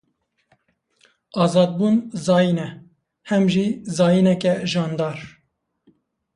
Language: Kurdish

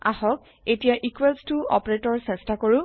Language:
Assamese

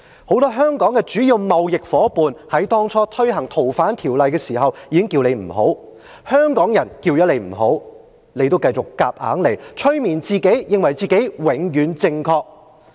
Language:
Cantonese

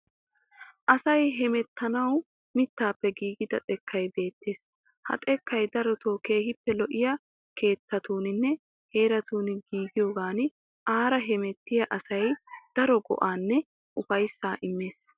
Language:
Wolaytta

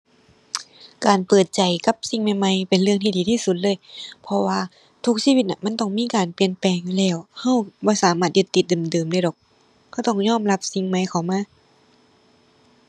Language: Thai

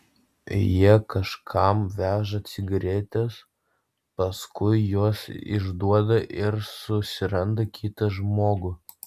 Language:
Lithuanian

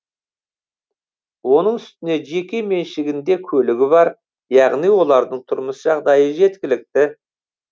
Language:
Kazakh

